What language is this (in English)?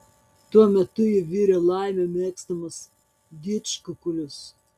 Lithuanian